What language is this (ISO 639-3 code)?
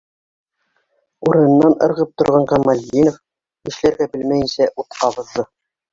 bak